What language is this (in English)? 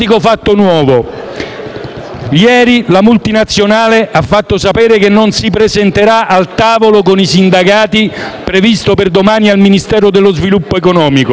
Italian